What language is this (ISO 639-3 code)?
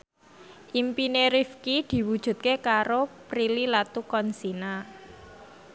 jav